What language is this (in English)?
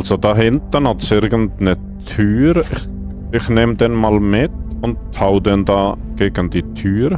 German